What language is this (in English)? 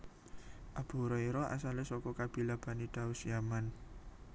Javanese